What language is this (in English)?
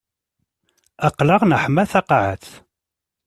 Kabyle